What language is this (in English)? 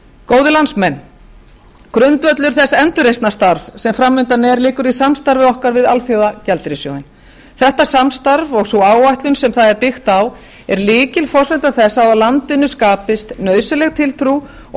Icelandic